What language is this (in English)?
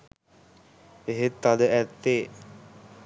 Sinhala